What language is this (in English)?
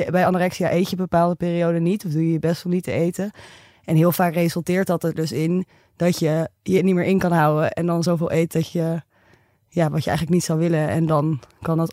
Dutch